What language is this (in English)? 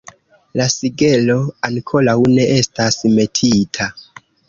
Esperanto